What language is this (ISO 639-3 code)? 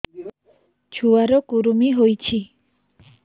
ori